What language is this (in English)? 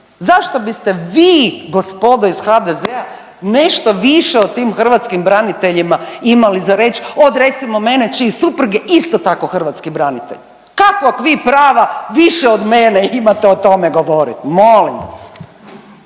Croatian